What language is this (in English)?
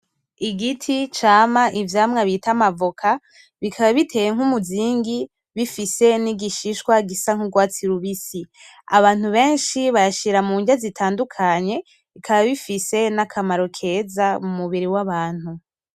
Rundi